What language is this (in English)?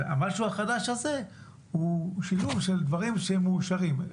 Hebrew